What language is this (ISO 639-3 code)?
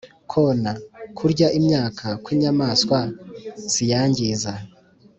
kin